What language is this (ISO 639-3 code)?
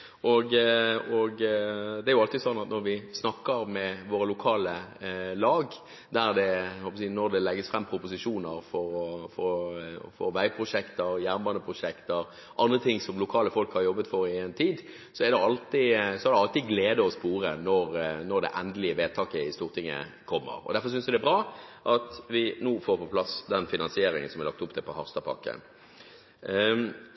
nob